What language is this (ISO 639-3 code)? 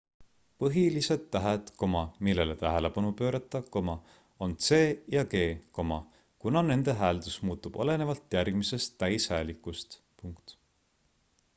est